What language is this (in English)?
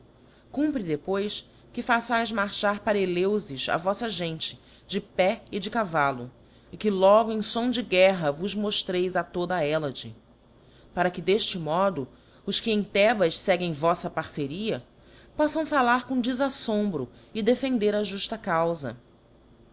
Portuguese